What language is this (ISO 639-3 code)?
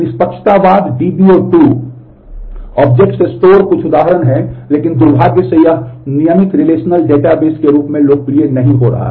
hin